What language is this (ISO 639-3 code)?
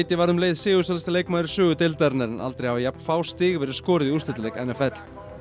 isl